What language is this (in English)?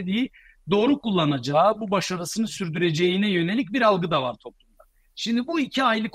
Turkish